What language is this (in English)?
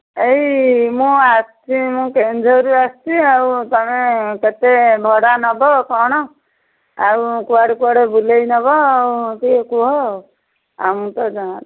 Odia